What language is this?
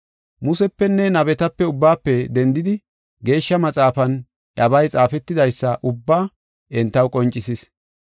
Gofa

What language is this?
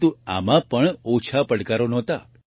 Gujarati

